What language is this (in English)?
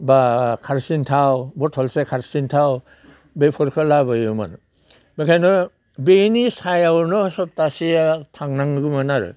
Bodo